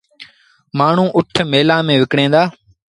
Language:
Sindhi Bhil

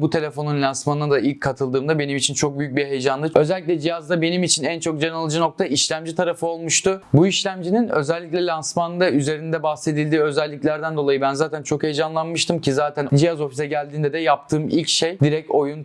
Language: Turkish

